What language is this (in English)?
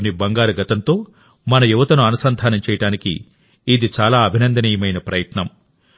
Telugu